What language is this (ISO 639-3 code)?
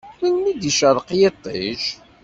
kab